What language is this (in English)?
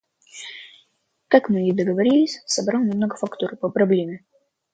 Russian